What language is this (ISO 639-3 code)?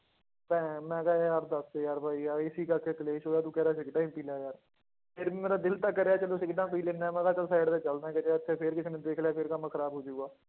pan